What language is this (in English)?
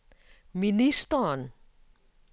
Danish